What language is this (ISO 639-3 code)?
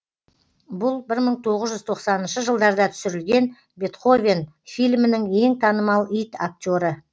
kaz